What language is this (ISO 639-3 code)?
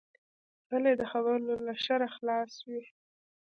pus